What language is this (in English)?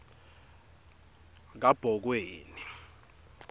Swati